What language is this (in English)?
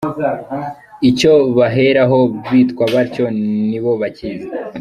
Kinyarwanda